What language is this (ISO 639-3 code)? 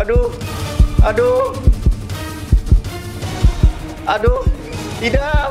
ind